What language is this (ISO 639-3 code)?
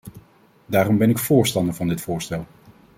nld